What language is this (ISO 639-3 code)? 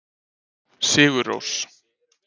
isl